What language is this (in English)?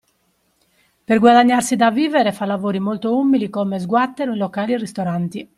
Italian